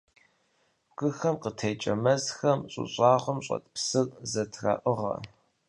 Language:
Kabardian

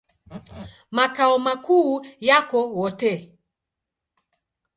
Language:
Swahili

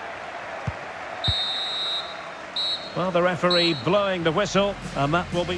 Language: English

